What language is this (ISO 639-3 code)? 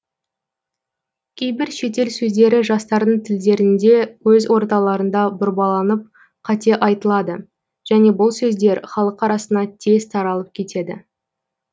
kaz